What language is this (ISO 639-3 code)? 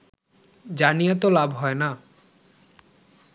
ben